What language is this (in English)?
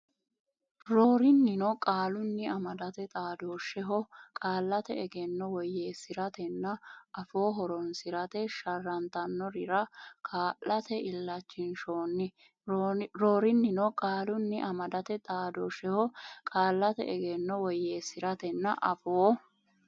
Sidamo